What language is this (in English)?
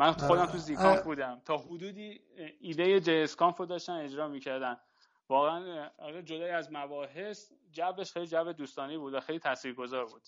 Persian